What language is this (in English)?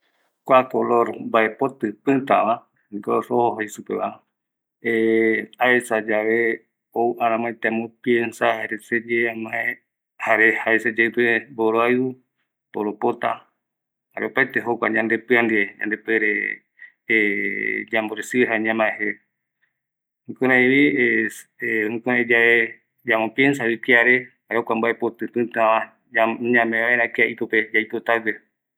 Eastern Bolivian Guaraní